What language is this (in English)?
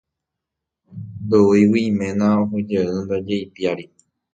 Guarani